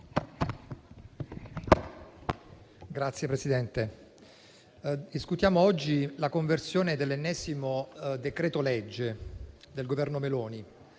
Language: Italian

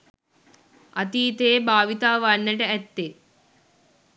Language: Sinhala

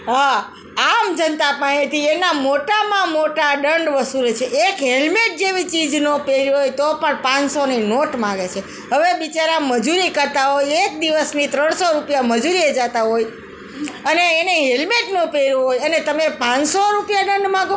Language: Gujarati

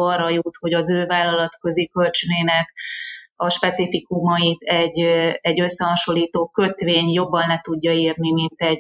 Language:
Hungarian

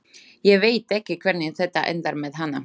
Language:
Icelandic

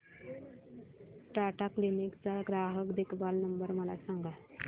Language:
Marathi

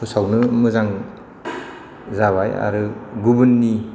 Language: Bodo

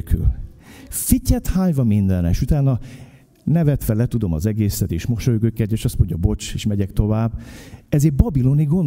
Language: Hungarian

